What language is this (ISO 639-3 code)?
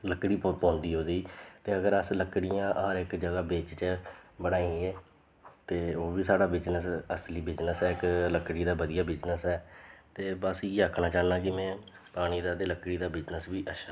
doi